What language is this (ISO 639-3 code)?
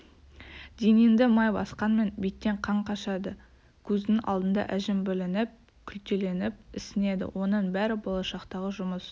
kaz